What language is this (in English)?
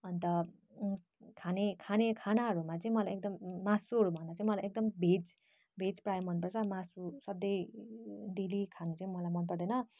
Nepali